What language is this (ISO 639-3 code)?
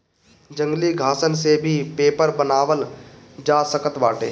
bho